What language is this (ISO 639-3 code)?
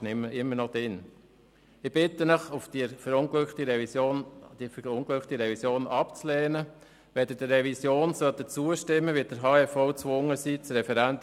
gsw